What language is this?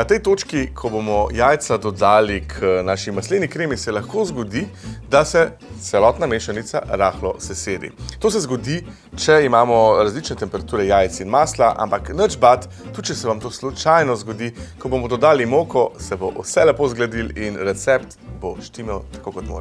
Slovenian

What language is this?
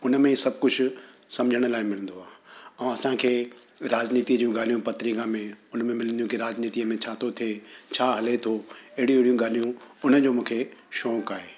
Sindhi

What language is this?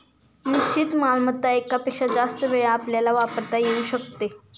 Marathi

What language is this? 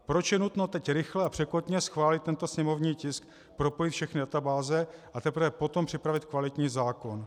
Czech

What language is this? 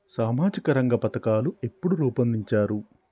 Telugu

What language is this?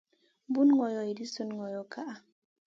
Masana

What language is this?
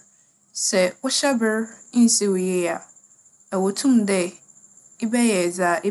Akan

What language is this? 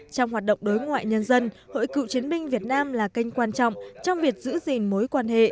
Vietnamese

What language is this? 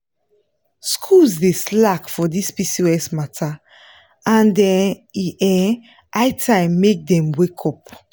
Nigerian Pidgin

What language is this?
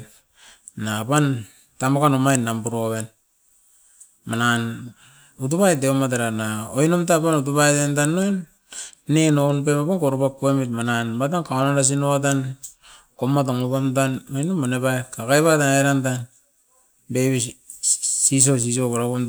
Askopan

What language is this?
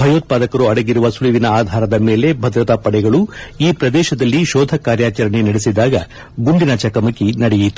Kannada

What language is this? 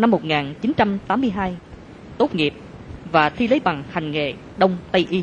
Vietnamese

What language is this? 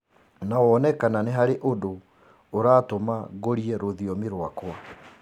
Kikuyu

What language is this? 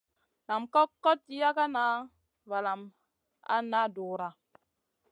Masana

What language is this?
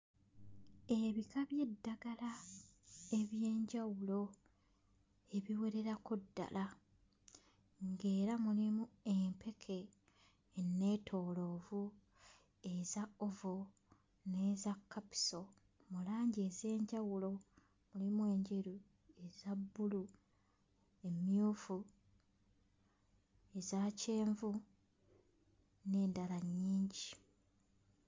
Ganda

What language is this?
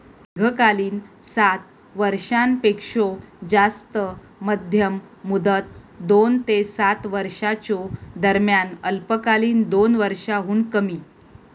Marathi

